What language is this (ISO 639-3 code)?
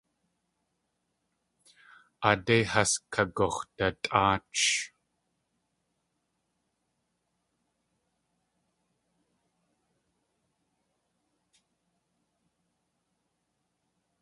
tli